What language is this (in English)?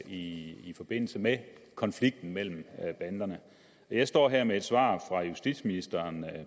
Danish